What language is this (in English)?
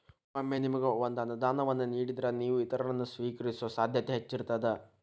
Kannada